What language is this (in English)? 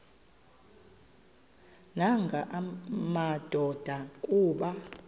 Xhosa